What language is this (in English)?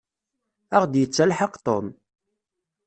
Kabyle